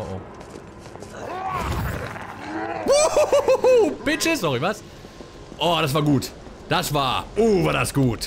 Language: German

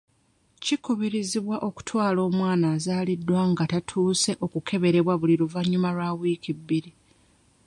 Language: Ganda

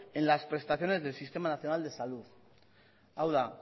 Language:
Spanish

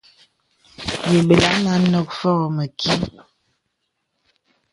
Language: Bebele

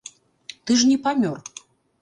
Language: Belarusian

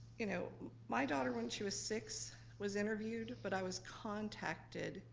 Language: English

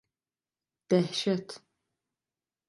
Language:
Turkish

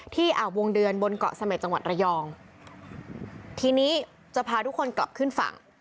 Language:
Thai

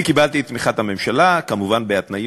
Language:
Hebrew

